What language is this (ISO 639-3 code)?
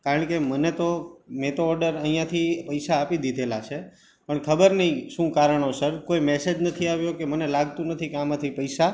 guj